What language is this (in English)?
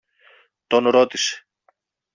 Greek